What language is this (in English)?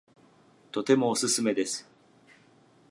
Japanese